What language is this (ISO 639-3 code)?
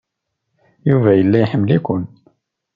kab